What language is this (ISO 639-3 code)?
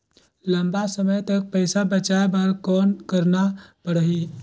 hne